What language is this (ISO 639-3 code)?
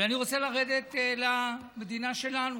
heb